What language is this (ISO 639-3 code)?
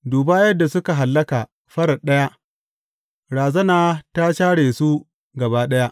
hau